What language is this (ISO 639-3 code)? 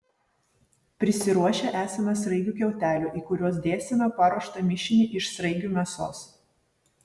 lit